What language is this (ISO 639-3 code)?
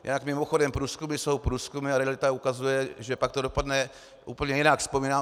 ces